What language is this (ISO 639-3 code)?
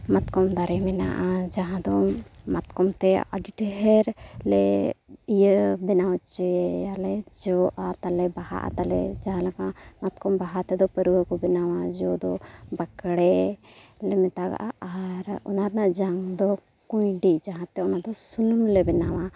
sat